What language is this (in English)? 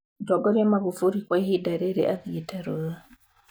Kikuyu